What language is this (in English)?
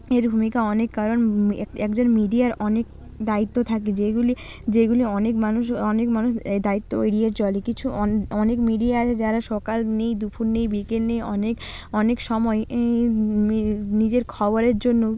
Bangla